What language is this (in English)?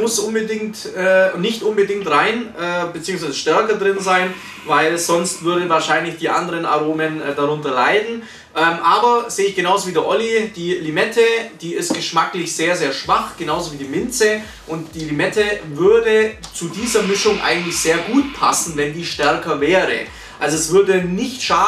German